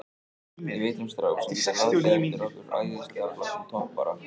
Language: Icelandic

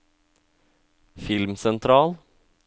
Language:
Norwegian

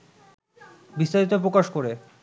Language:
Bangla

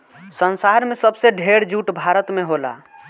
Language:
Bhojpuri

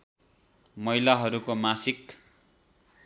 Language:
Nepali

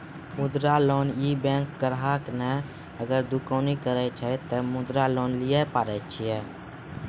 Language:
Maithili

